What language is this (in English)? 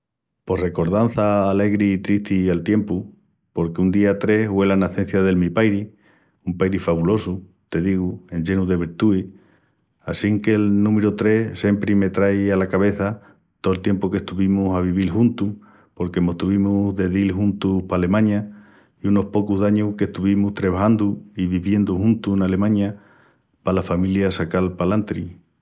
Extremaduran